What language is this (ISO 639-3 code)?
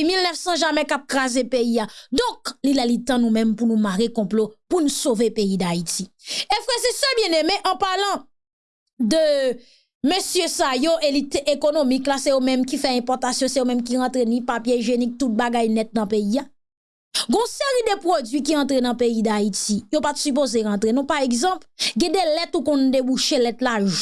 fra